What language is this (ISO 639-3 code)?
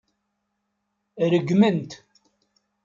kab